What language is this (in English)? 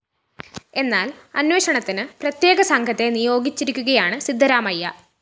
Malayalam